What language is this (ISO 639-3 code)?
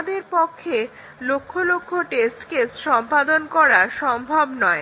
ben